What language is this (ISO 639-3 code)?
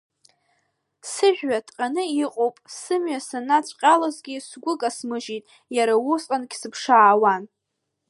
abk